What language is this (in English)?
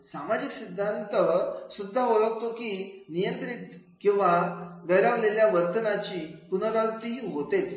Marathi